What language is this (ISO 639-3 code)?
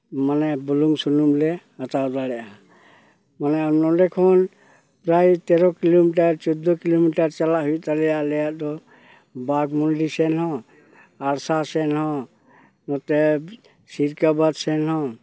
sat